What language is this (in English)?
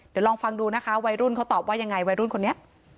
Thai